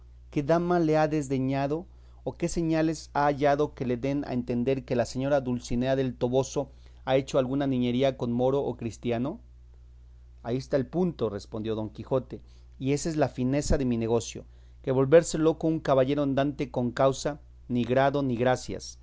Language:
Spanish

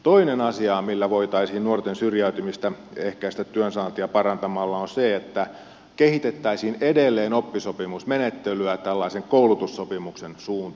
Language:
Finnish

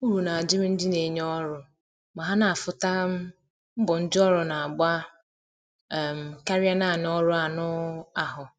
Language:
Igbo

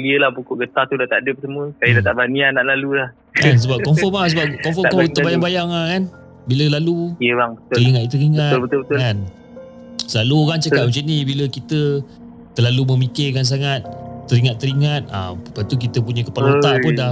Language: Malay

